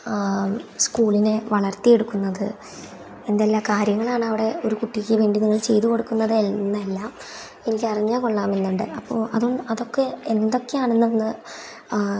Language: Malayalam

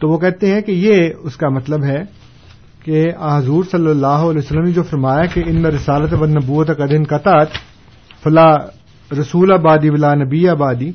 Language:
Urdu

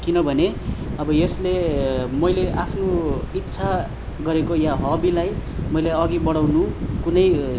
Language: Nepali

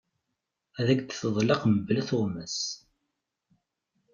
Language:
Kabyle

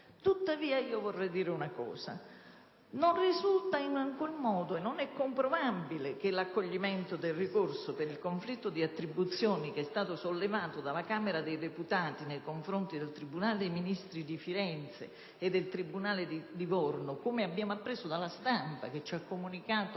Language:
Italian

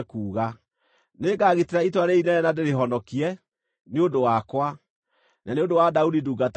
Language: Kikuyu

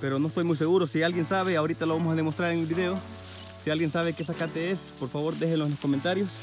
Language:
Spanish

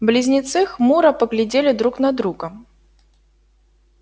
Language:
Russian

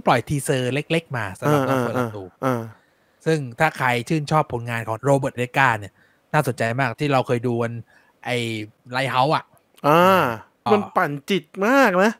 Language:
Thai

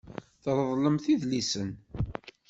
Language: Kabyle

